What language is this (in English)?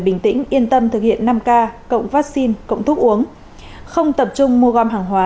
Vietnamese